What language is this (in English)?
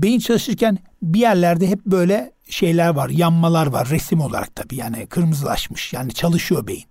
Turkish